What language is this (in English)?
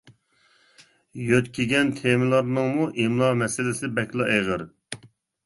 Uyghur